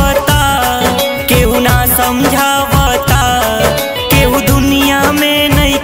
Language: Hindi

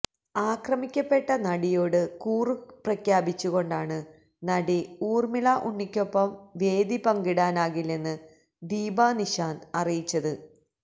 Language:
Malayalam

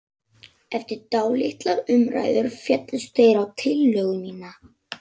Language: Icelandic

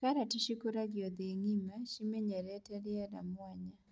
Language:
Kikuyu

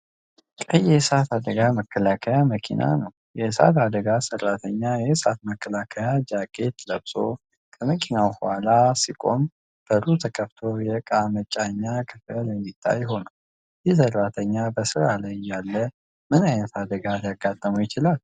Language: Amharic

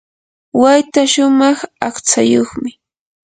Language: Yanahuanca Pasco Quechua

